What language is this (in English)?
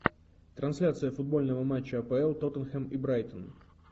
Russian